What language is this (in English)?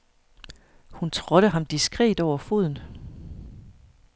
Danish